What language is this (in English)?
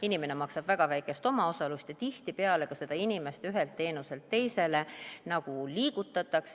Estonian